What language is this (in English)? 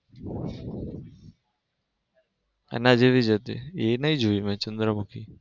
Gujarati